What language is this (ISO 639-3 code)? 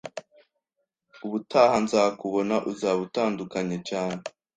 kin